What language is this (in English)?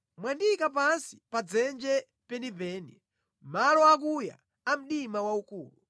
Nyanja